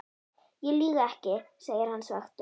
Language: Icelandic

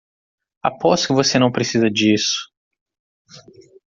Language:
Portuguese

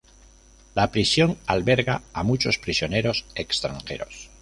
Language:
Spanish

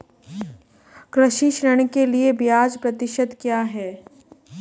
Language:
Hindi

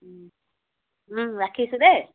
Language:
Assamese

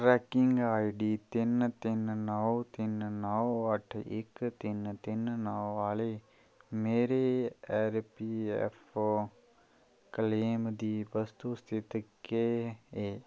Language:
Dogri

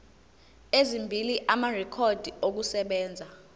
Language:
Zulu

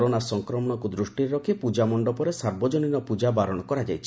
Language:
Odia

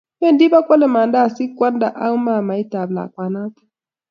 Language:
Kalenjin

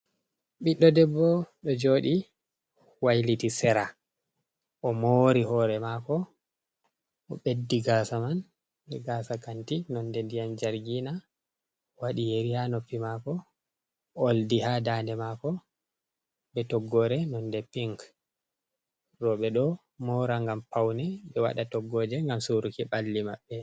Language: Fula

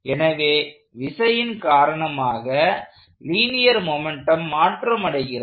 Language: Tamil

